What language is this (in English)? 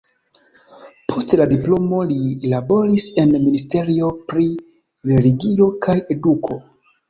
Esperanto